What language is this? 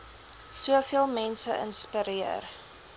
Afrikaans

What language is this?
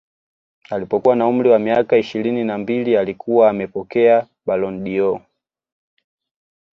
Swahili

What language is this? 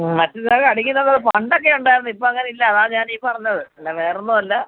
Malayalam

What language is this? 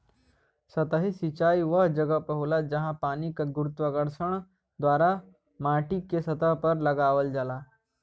Bhojpuri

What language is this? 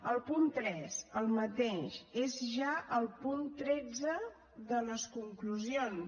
Catalan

